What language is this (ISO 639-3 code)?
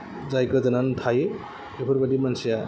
brx